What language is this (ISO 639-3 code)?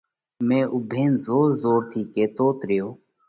kvx